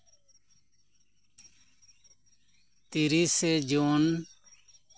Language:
Santali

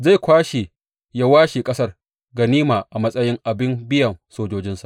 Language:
Hausa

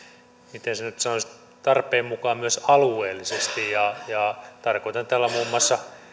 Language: Finnish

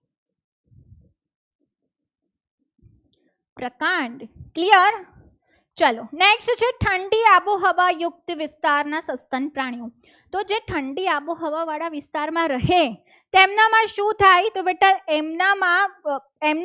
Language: Gujarati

